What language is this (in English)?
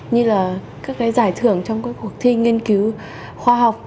Vietnamese